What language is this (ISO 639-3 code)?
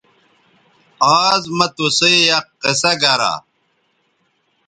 btv